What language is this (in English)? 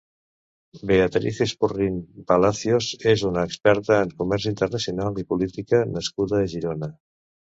Catalan